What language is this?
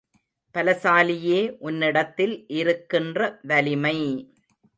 Tamil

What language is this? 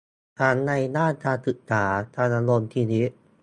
Thai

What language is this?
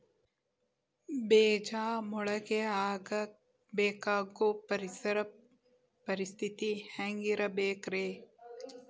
Kannada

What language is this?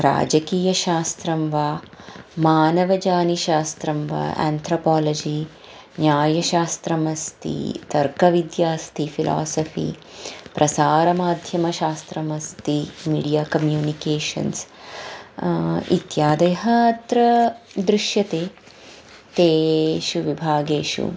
Sanskrit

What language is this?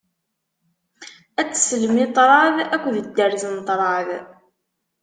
Kabyle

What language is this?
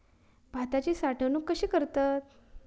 Marathi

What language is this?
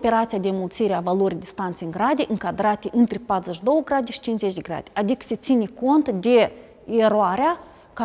Romanian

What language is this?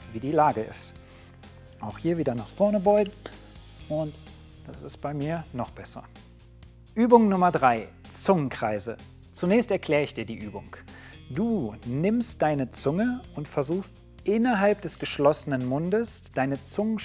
German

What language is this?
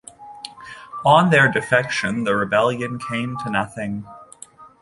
English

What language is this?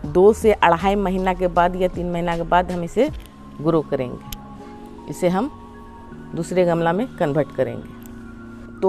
Hindi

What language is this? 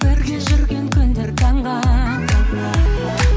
Kazakh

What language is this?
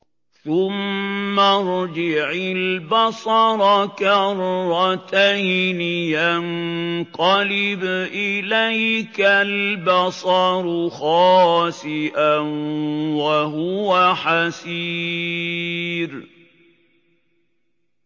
Arabic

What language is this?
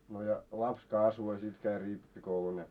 Finnish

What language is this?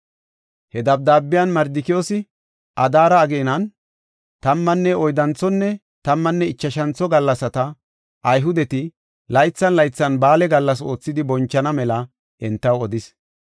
Gofa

